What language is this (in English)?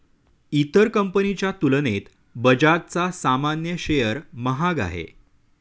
Marathi